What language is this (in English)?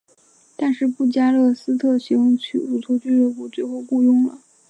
Chinese